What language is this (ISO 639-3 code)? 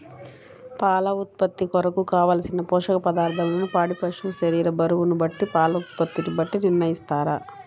tel